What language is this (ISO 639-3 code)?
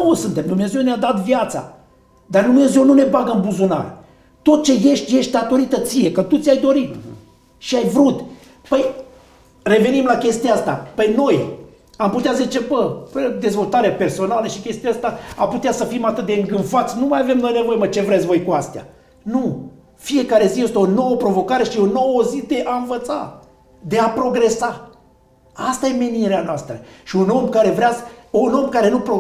ron